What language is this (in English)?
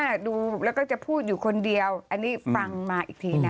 Thai